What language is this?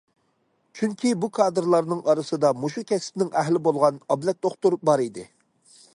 Uyghur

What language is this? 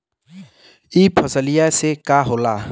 Bhojpuri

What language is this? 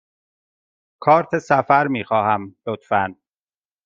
Persian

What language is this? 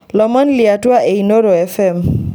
Masai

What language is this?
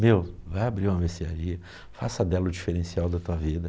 Portuguese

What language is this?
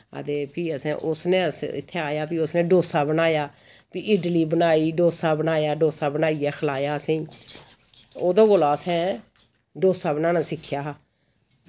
Dogri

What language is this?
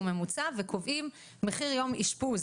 Hebrew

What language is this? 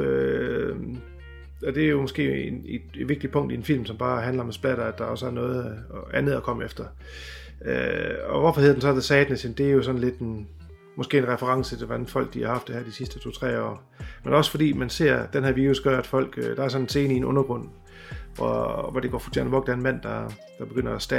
Danish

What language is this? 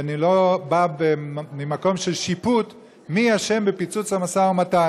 Hebrew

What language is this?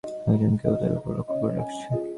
Bangla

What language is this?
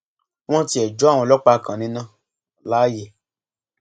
Yoruba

